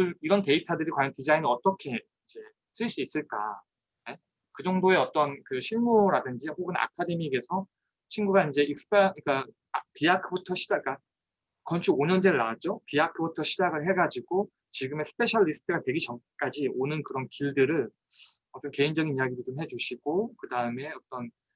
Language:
Korean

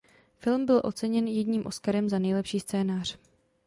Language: Czech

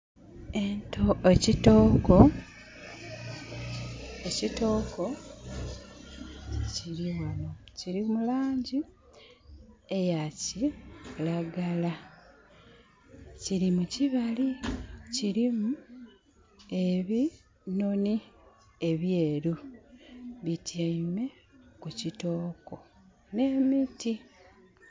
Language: Soga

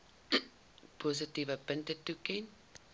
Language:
Afrikaans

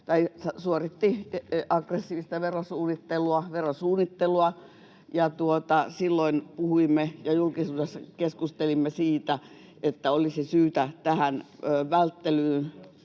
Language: Finnish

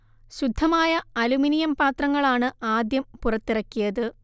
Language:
Malayalam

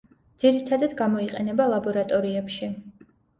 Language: Georgian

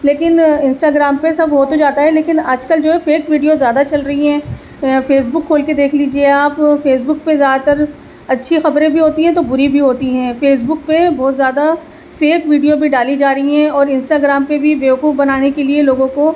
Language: Urdu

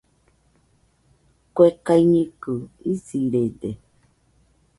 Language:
Nüpode Huitoto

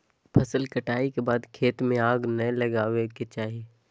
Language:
Magahi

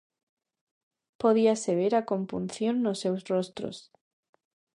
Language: Galician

